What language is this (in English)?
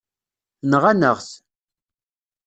Kabyle